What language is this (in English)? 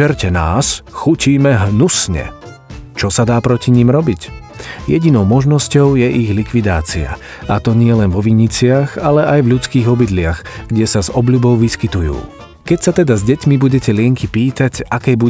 Slovak